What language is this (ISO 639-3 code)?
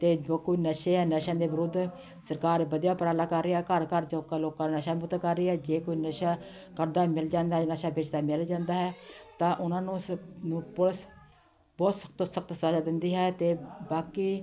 pan